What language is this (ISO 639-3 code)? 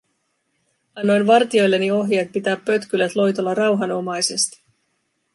fin